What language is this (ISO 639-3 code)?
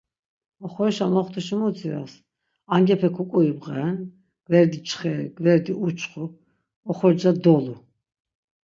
lzz